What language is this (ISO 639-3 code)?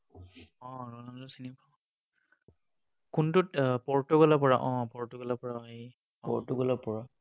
asm